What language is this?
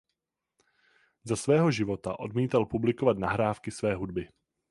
Czech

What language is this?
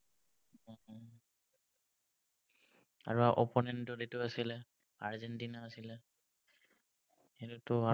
Assamese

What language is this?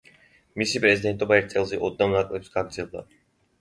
Georgian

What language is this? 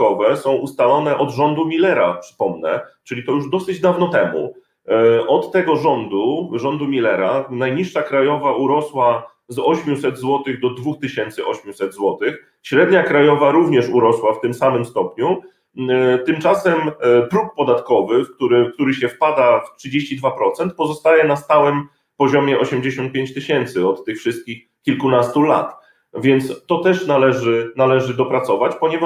Polish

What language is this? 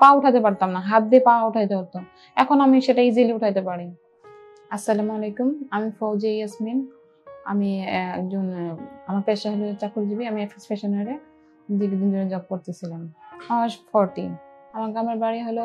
Bangla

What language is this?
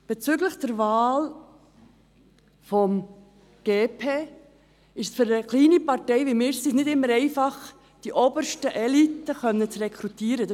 Swiss German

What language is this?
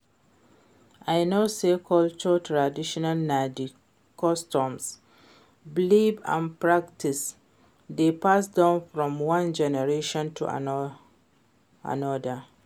Nigerian Pidgin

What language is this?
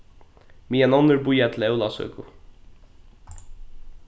Faroese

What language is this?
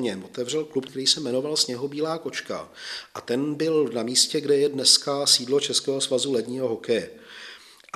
Czech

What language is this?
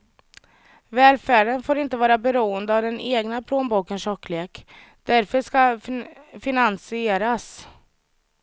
Swedish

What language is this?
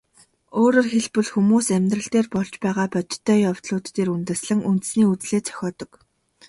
Mongolian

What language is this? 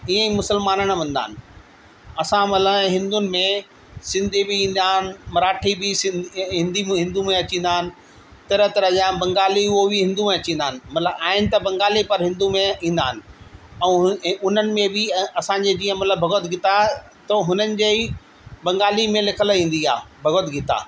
Sindhi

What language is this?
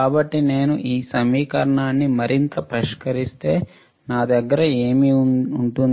Telugu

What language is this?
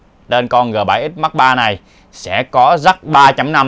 Vietnamese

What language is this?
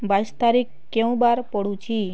Odia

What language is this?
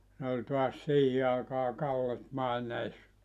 Finnish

